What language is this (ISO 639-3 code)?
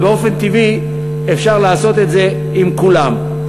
heb